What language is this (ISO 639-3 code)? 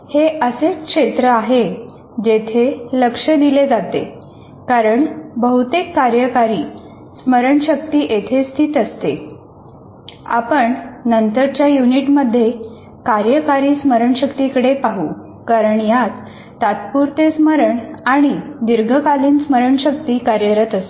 mar